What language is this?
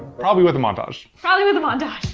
English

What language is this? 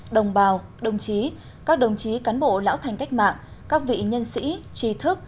Vietnamese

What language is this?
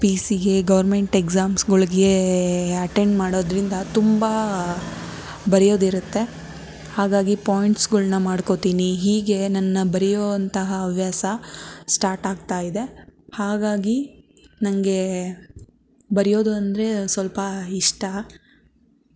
Kannada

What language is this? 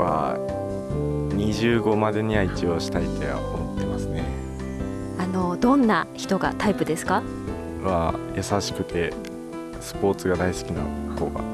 Japanese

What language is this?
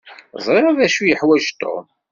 Kabyle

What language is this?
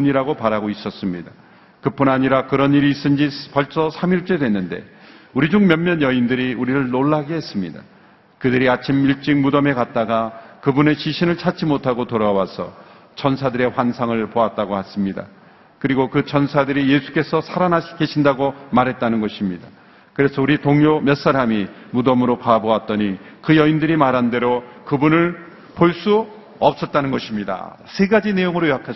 Korean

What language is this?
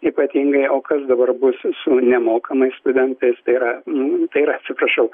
Lithuanian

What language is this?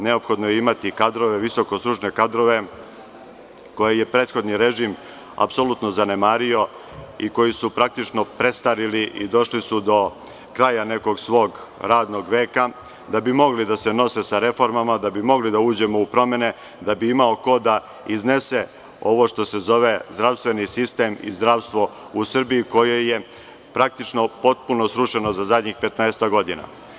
Serbian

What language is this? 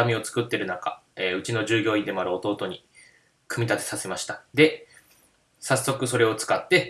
Japanese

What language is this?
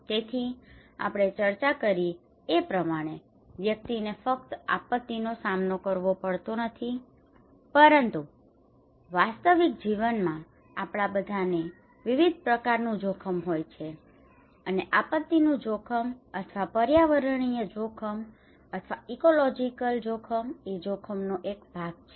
Gujarati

